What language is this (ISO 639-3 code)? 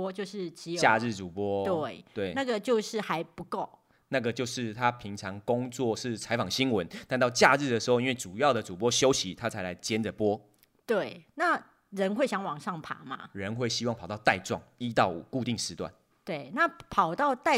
zho